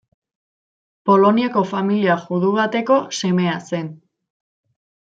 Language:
Basque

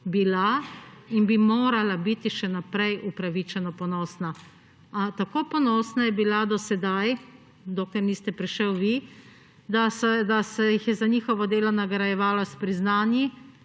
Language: Slovenian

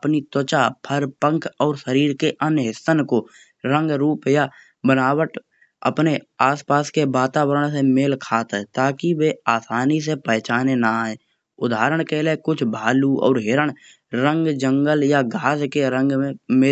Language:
Kanauji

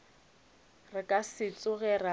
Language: Northern Sotho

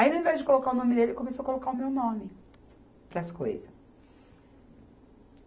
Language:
Portuguese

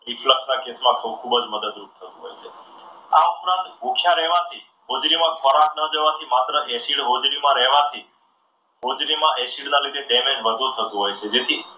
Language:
Gujarati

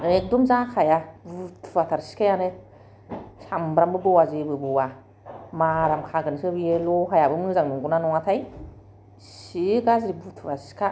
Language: Bodo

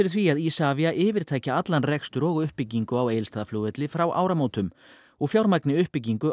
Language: Icelandic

